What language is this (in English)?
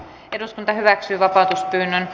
Finnish